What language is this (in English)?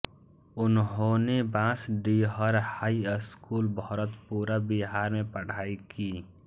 Hindi